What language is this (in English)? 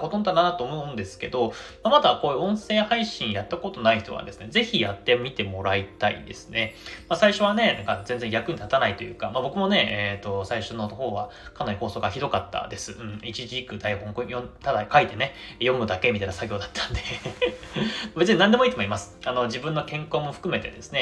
Japanese